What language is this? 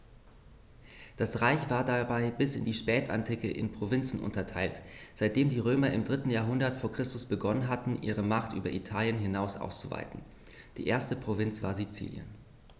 German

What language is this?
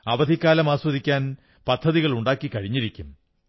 Malayalam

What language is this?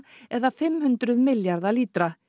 Icelandic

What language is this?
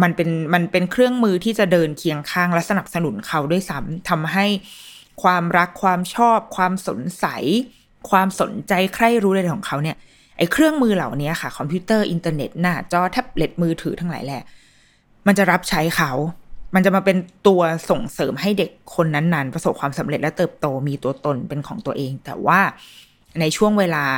Thai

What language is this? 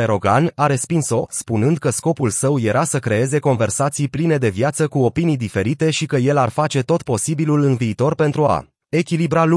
Romanian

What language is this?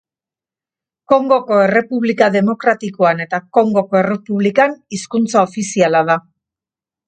Basque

